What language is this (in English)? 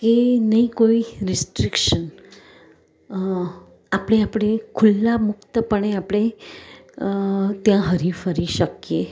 Gujarati